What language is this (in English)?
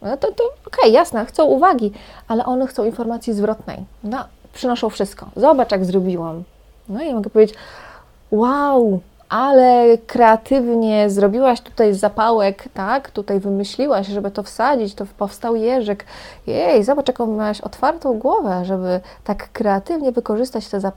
Polish